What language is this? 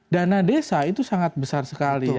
Indonesian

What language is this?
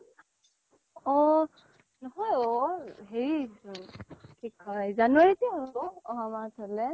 Assamese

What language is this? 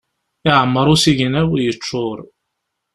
Kabyle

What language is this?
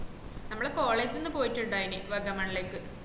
Malayalam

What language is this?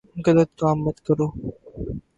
Urdu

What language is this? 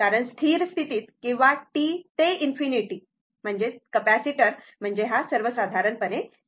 Marathi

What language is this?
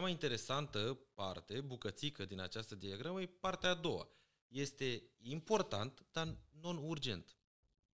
Romanian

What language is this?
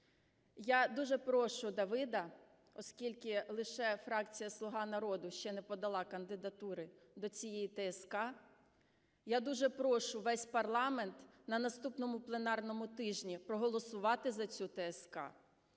Ukrainian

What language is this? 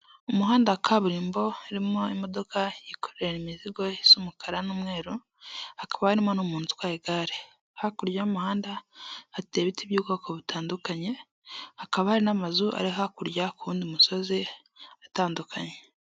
Kinyarwanda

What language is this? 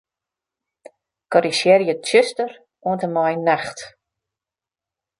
Western Frisian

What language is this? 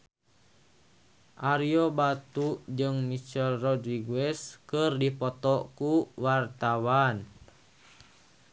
Sundanese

